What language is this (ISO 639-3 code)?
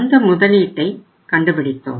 tam